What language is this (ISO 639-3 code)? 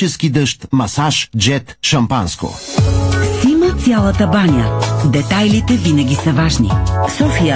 bul